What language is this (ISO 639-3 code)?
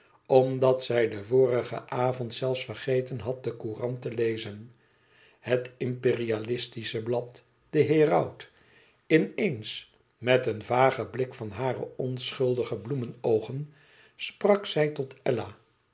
nld